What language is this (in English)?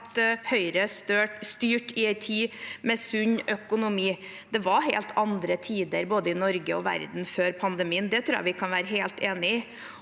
Norwegian